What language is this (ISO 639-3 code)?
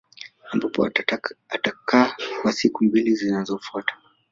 swa